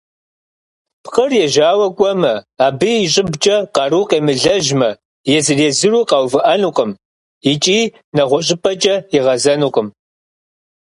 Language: Kabardian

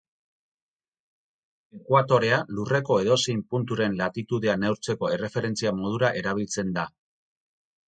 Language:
Basque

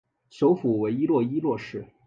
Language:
Chinese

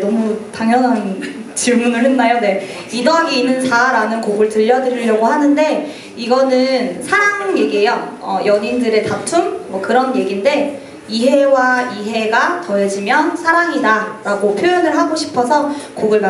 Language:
Korean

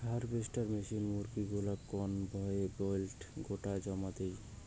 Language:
Bangla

